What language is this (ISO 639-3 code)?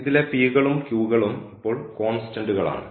mal